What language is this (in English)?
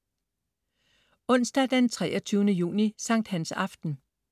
Danish